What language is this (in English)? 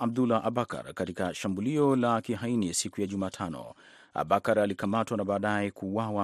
Swahili